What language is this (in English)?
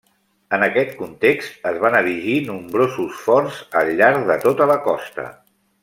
Catalan